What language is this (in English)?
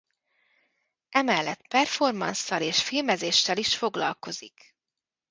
Hungarian